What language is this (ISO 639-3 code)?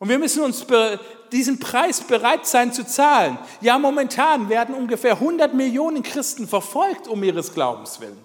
deu